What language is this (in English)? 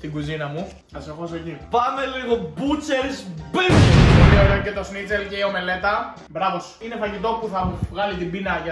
Greek